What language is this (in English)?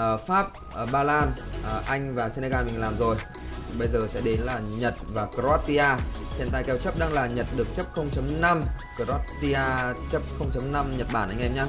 Vietnamese